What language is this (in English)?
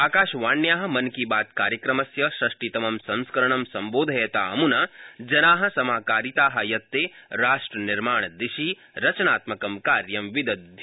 Sanskrit